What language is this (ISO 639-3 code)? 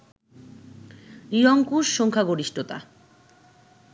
ben